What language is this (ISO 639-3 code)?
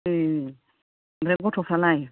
brx